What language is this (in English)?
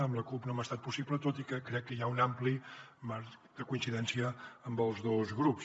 Catalan